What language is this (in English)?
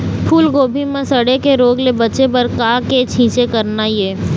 Chhattisgarhi